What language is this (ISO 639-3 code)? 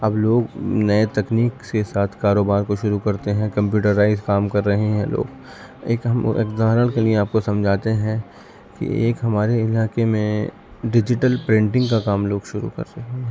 urd